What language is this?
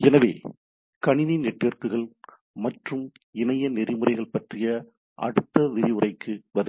Tamil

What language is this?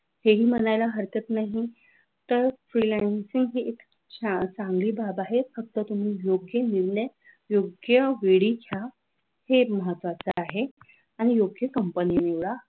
Marathi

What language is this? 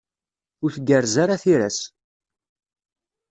Kabyle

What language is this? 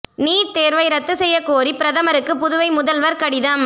Tamil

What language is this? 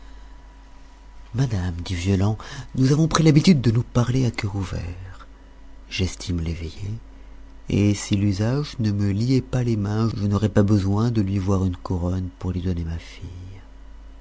French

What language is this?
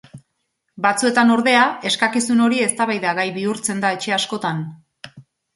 Basque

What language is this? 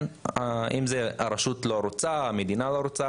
Hebrew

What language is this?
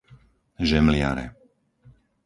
Slovak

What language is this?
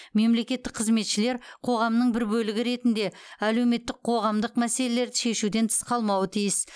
Kazakh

